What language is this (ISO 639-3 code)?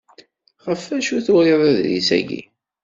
kab